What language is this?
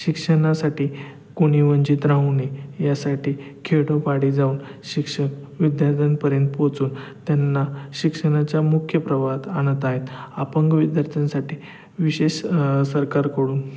Marathi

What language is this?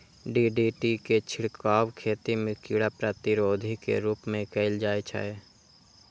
Maithili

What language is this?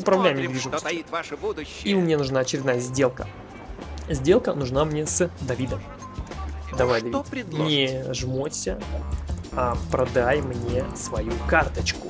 Russian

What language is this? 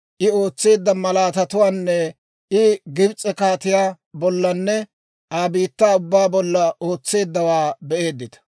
Dawro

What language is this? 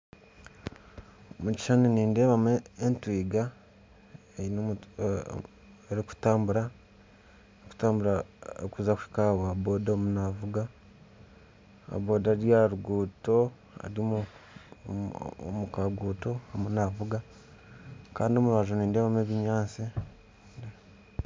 Nyankole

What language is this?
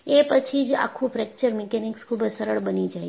Gujarati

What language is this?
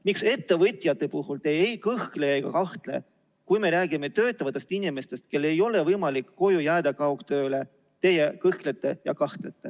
Estonian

